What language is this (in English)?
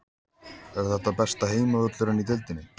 Icelandic